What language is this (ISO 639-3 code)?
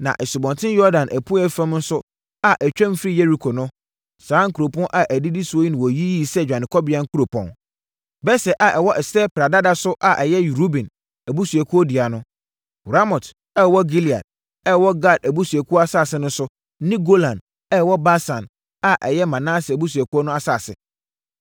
aka